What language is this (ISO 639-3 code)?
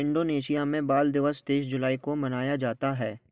hin